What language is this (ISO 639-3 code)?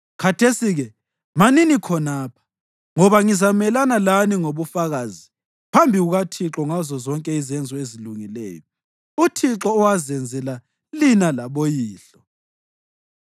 nde